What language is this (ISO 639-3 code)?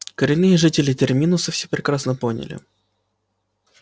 rus